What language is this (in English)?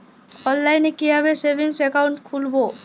Bangla